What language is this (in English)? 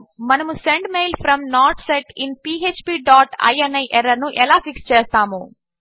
Telugu